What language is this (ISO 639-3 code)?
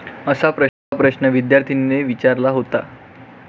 mar